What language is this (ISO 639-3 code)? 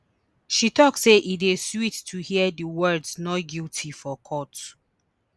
pcm